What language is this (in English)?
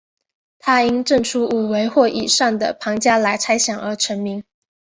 Chinese